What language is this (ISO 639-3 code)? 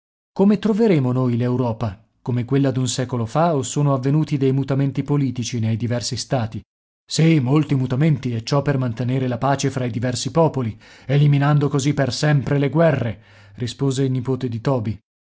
ita